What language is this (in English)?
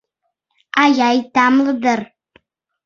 Mari